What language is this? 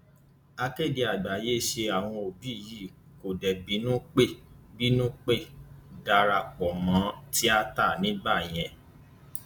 Yoruba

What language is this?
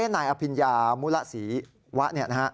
Thai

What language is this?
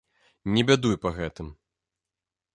Belarusian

